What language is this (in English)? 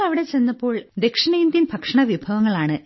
Malayalam